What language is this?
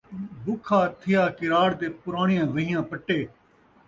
Saraiki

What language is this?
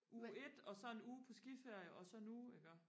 Danish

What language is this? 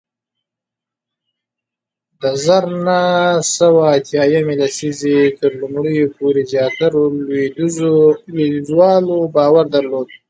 Pashto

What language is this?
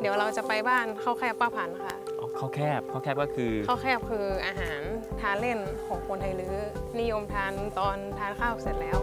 Thai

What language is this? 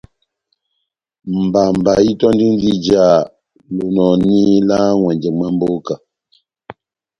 Batanga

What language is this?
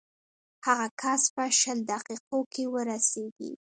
Pashto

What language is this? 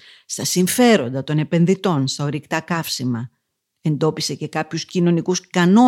Greek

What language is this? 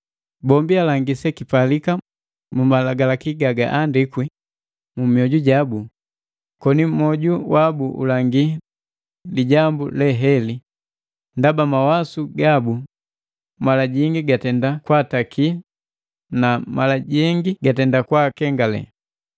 Matengo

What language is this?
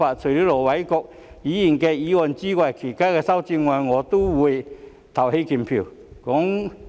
Cantonese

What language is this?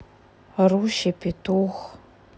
Russian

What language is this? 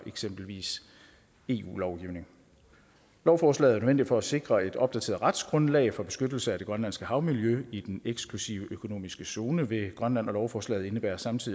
Danish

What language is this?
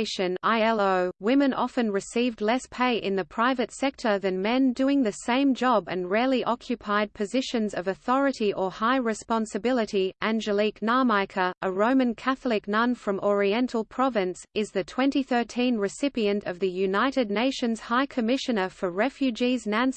English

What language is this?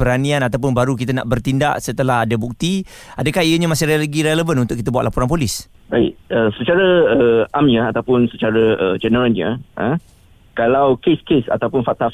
Malay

